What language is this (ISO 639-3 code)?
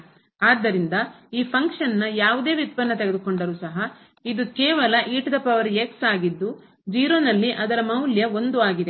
kan